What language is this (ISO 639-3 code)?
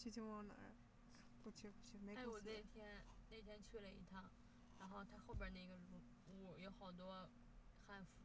zho